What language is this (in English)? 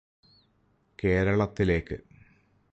Malayalam